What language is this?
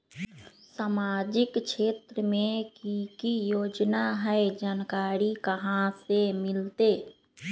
Magahi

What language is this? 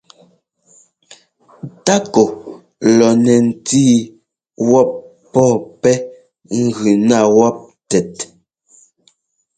Ngomba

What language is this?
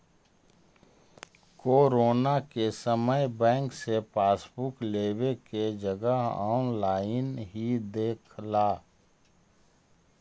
Magahi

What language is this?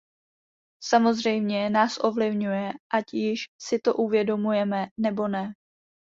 Czech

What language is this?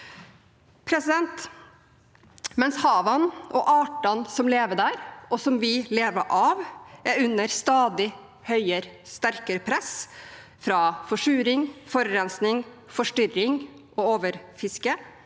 Norwegian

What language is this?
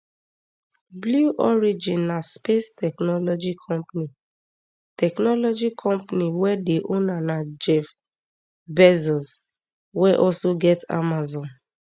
Nigerian Pidgin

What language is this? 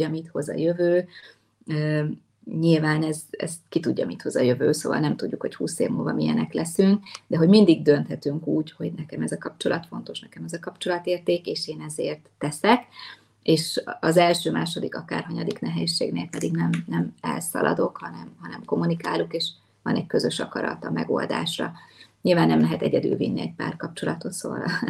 Hungarian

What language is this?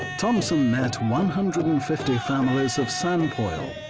English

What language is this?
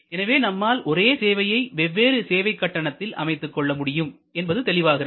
Tamil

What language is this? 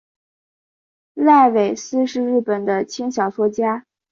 Chinese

